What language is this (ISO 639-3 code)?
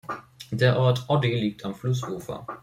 deu